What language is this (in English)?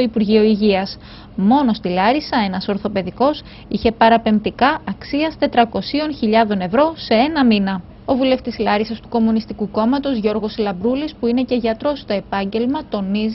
Greek